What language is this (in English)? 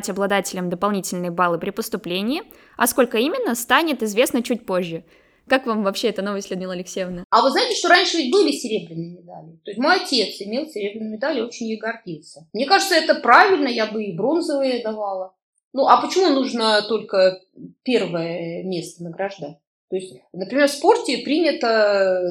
Russian